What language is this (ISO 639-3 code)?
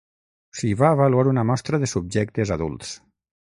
cat